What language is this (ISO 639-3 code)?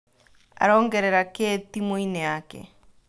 kik